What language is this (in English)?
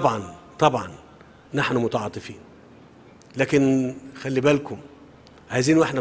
Arabic